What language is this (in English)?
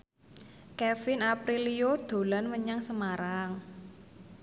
Javanese